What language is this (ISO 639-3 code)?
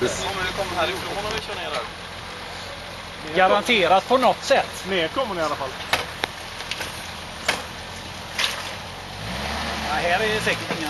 swe